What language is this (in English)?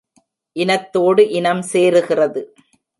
Tamil